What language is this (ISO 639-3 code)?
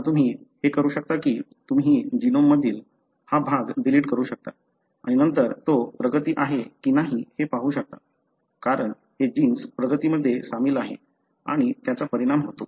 mar